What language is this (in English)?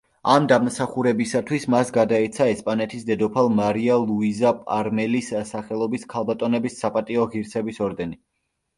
Georgian